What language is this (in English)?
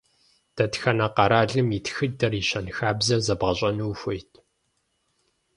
Kabardian